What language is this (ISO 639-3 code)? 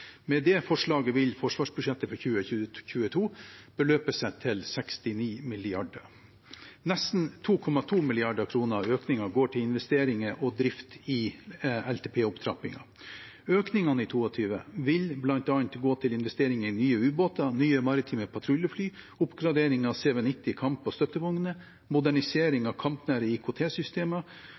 nob